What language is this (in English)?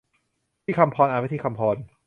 Thai